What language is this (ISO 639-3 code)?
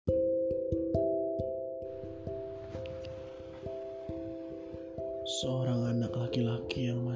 ind